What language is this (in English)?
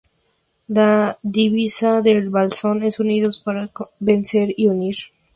Spanish